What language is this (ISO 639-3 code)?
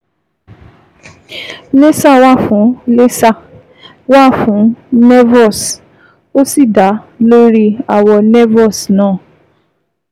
yor